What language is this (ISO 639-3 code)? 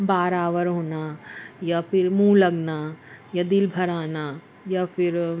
urd